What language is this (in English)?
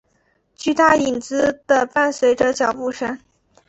Chinese